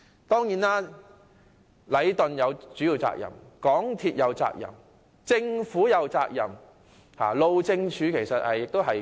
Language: Cantonese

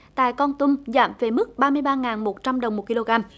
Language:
Vietnamese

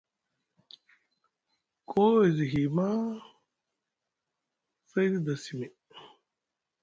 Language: Musgu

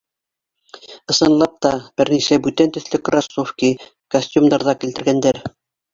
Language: Bashkir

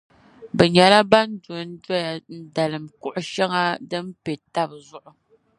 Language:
Dagbani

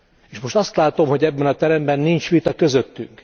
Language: Hungarian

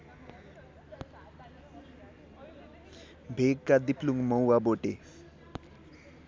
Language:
Nepali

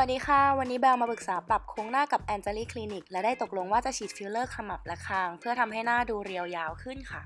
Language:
Thai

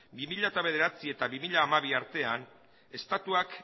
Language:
Basque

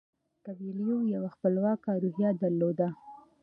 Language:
Pashto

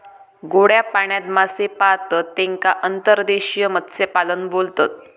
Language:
Marathi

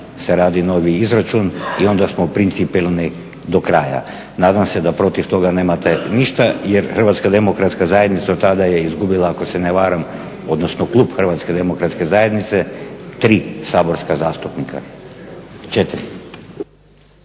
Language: Croatian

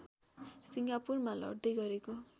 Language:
Nepali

